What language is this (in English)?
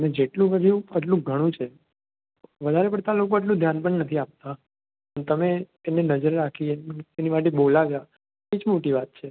Gujarati